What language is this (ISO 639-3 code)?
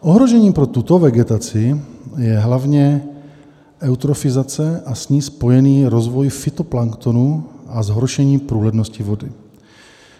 ces